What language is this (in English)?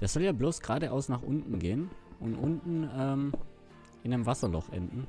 German